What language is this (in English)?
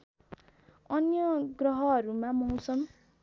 Nepali